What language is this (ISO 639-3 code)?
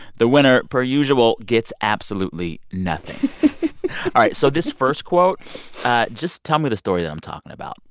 eng